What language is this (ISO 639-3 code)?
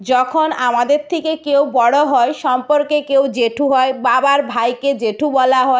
ben